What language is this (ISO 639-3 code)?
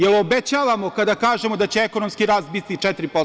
srp